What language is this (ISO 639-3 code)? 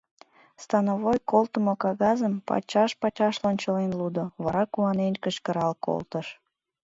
chm